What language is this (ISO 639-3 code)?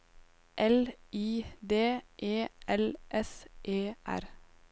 nor